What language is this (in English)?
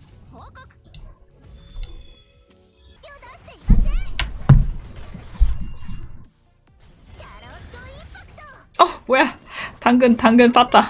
Korean